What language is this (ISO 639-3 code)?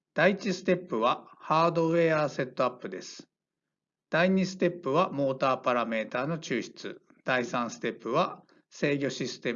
jpn